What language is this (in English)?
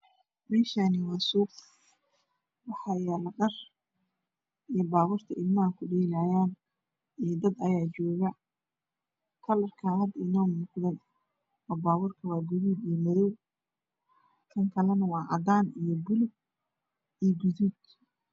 Somali